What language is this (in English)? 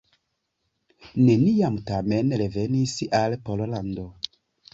Esperanto